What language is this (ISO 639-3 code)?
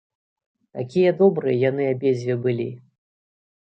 bel